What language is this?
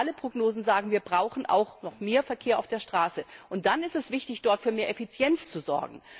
German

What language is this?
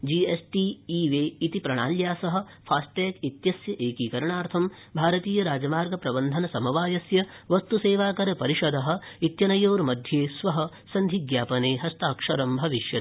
Sanskrit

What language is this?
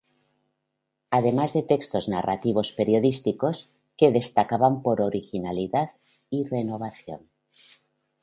Spanish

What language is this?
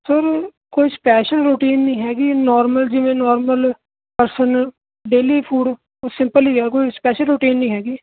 Punjabi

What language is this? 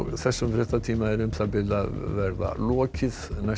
Icelandic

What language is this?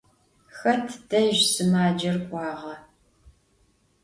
Adyghe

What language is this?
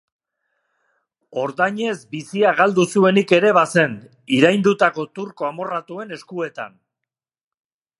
Basque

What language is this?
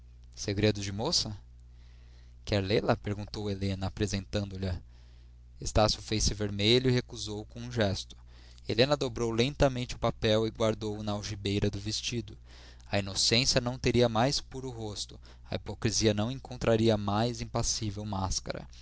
Portuguese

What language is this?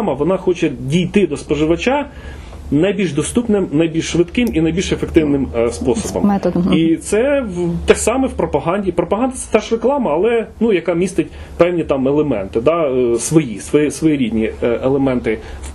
Ukrainian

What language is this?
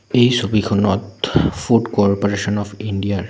Assamese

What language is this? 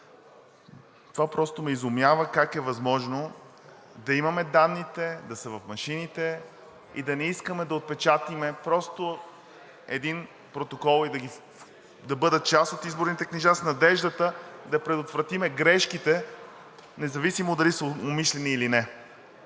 Bulgarian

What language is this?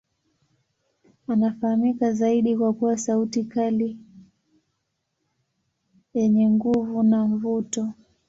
Swahili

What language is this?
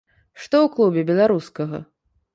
Belarusian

